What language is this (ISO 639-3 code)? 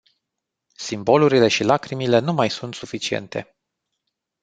ron